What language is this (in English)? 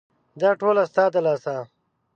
Pashto